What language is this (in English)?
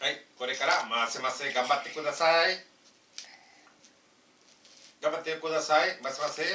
Japanese